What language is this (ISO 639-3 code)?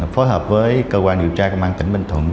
vie